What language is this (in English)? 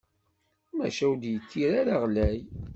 Kabyle